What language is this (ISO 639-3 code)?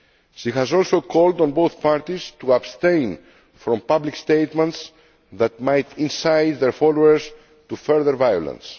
eng